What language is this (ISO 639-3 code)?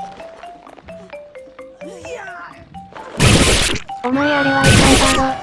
jpn